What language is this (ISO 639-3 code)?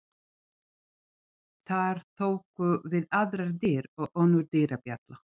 isl